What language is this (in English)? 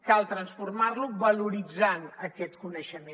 Catalan